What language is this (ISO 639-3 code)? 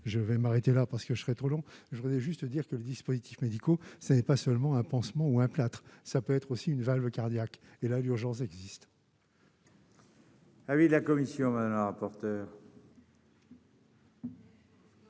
fra